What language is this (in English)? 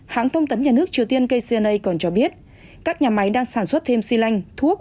Vietnamese